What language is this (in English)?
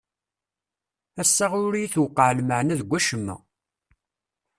Kabyle